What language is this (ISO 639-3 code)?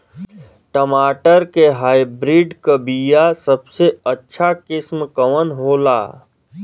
bho